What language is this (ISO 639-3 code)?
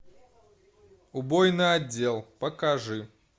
rus